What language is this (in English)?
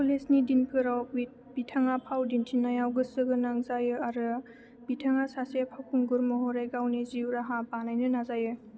Bodo